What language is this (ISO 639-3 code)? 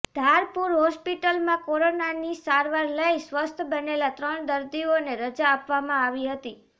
guj